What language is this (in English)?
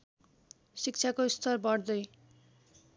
Nepali